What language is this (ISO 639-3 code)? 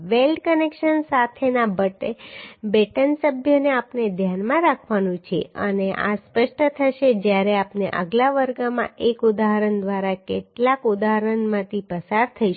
guj